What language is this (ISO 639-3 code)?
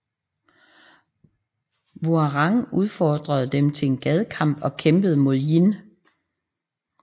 dan